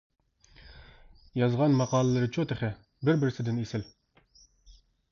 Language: Uyghur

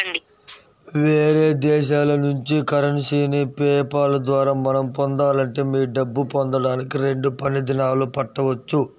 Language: Telugu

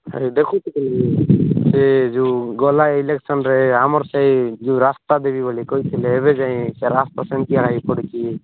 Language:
Odia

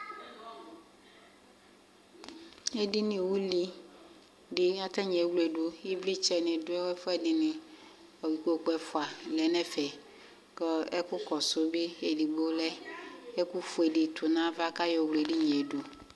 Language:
Ikposo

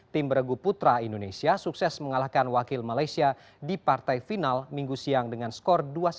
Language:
Indonesian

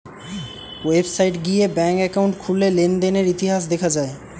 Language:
Bangla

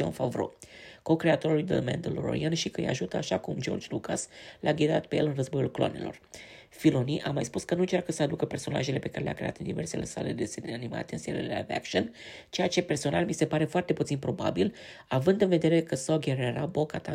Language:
Romanian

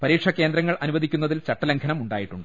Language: Malayalam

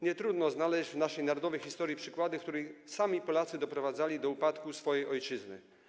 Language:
Polish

